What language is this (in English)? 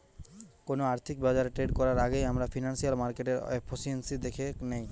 Bangla